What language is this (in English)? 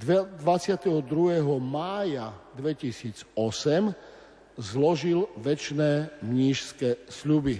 Slovak